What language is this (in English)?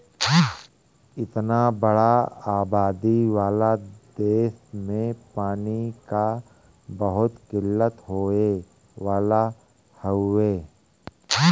Bhojpuri